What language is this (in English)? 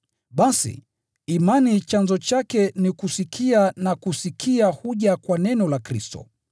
Swahili